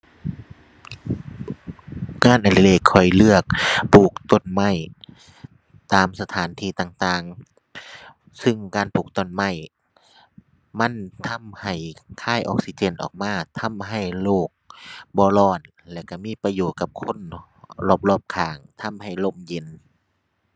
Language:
Thai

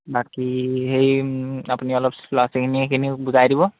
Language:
Assamese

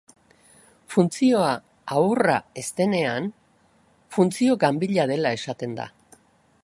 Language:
Basque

